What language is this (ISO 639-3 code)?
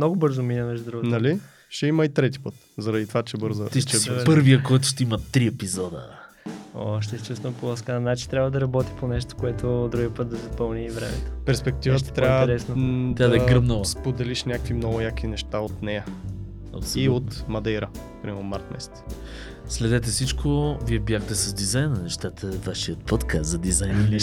bul